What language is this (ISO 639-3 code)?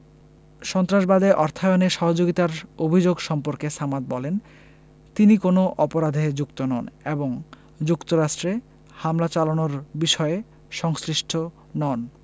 ben